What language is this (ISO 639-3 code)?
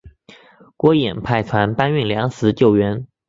zho